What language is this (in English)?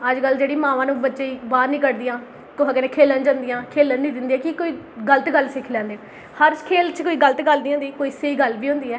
Dogri